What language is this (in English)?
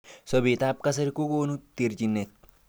Kalenjin